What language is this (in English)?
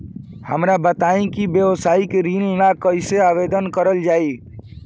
Bhojpuri